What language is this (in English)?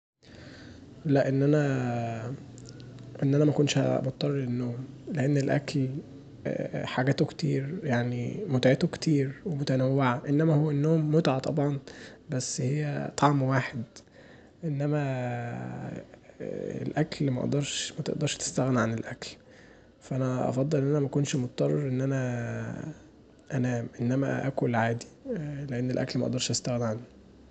Egyptian Arabic